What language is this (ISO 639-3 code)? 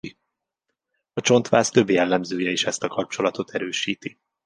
hun